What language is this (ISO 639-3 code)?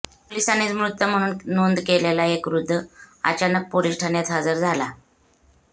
mar